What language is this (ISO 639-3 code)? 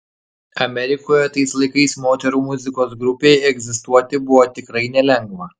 lit